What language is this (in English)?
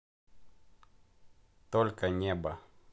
Russian